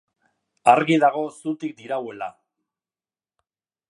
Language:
Basque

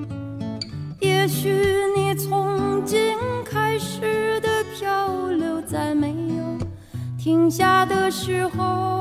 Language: Chinese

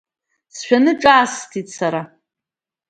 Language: Abkhazian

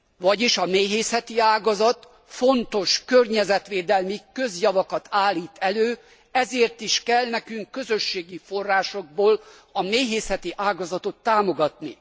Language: Hungarian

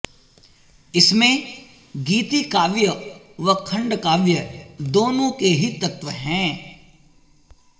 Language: Sanskrit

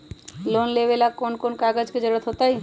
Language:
Magahi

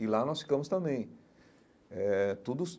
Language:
Portuguese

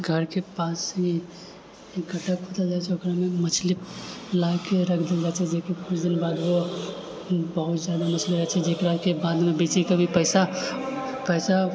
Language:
Maithili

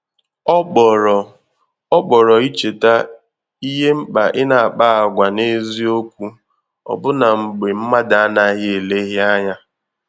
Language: Igbo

